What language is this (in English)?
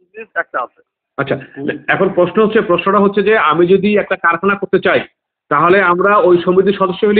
Arabic